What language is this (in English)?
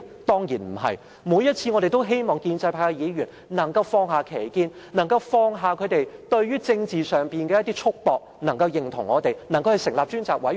Cantonese